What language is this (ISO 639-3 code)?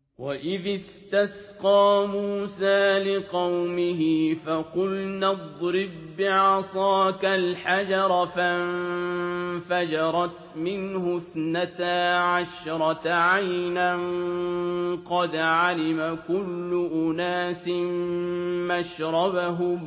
ara